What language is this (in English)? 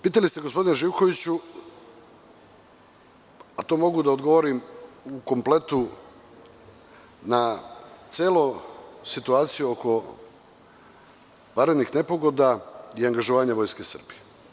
Serbian